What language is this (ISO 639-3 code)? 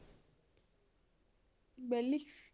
pan